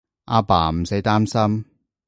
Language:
Cantonese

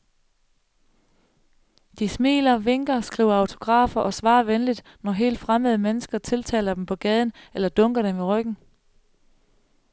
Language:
Danish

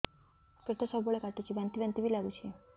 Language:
Odia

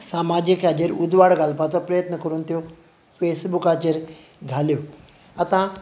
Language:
Konkani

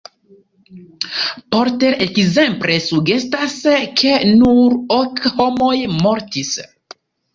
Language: Esperanto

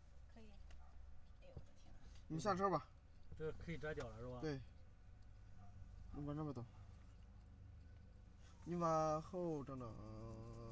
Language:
Chinese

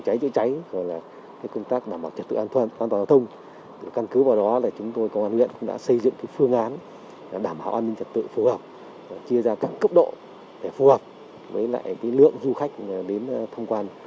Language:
Vietnamese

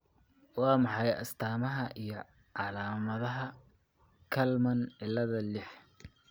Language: Somali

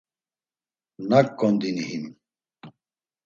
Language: Laz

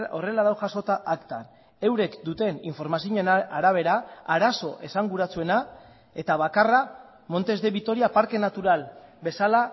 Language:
Basque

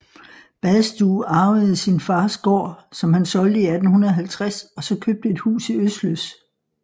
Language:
Danish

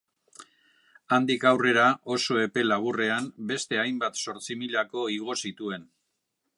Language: Basque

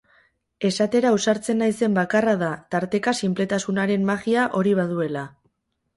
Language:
Basque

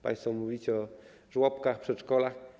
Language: Polish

